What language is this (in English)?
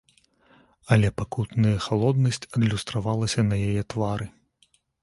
Belarusian